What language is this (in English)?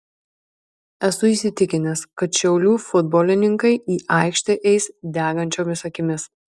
Lithuanian